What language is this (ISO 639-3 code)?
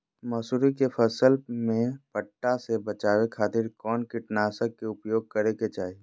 mag